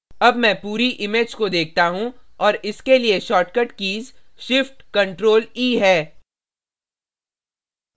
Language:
Hindi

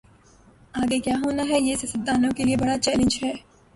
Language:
Urdu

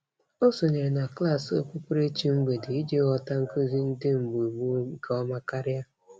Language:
Igbo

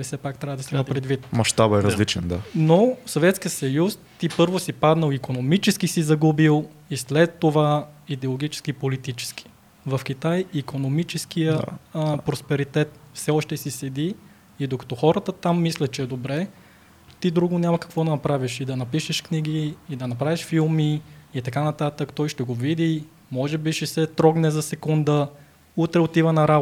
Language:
Bulgarian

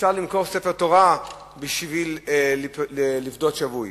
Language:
Hebrew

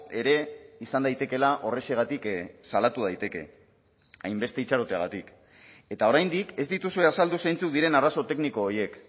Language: Basque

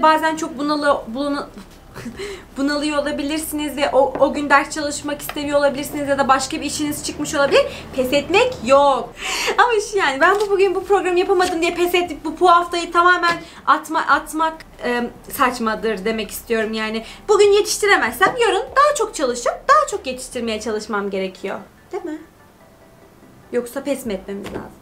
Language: Turkish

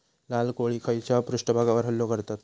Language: Marathi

